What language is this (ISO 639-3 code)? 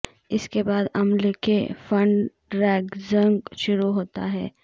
urd